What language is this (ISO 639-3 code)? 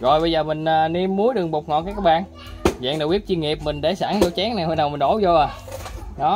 vie